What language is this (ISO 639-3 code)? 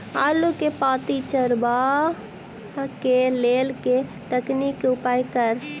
mai